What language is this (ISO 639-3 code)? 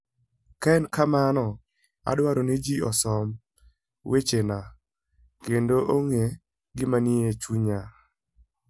luo